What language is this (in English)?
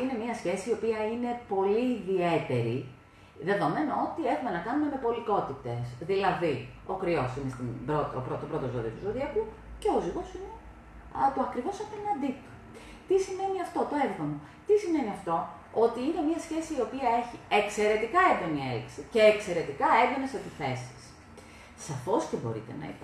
Greek